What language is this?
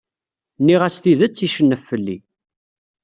Kabyle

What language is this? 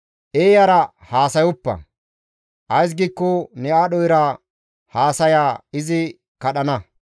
Gamo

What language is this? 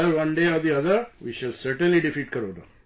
English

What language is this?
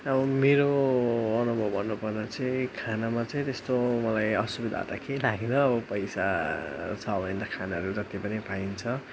Nepali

